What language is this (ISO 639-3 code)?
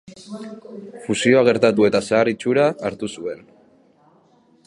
eus